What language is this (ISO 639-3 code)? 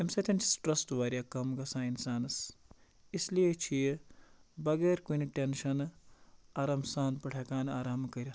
kas